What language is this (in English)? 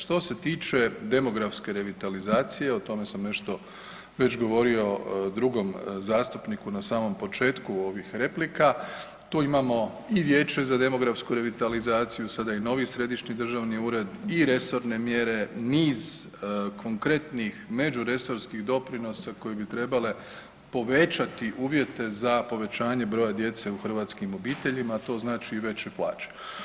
Croatian